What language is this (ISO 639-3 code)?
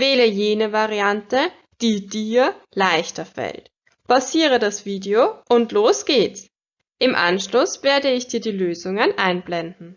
deu